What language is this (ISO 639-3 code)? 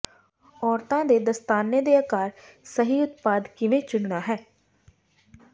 pan